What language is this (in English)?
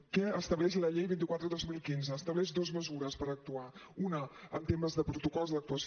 Catalan